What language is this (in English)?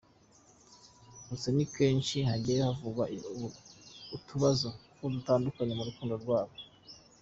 Kinyarwanda